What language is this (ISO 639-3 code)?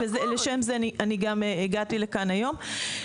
heb